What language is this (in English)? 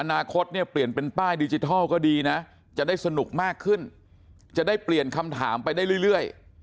Thai